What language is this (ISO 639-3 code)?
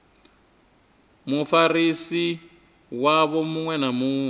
ven